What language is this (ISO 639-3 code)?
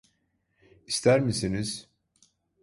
tur